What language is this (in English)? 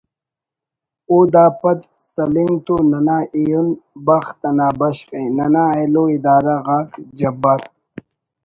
Brahui